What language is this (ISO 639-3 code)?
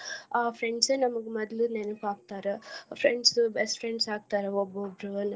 kan